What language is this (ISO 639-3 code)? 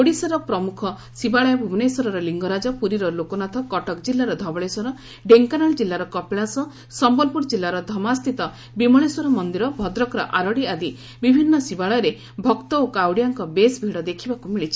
ori